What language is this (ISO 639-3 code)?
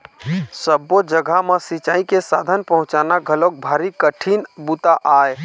hne